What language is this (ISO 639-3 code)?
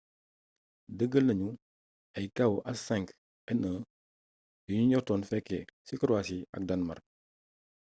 wol